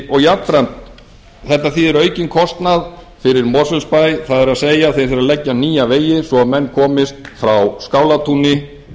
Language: Icelandic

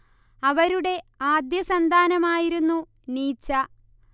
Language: Malayalam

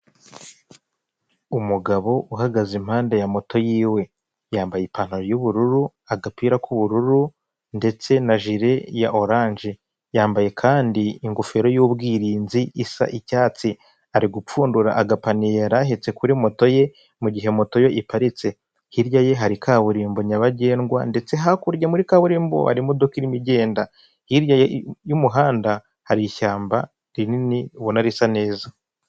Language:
Kinyarwanda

